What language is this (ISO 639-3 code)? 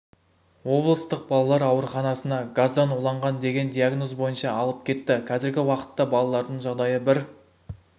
kaz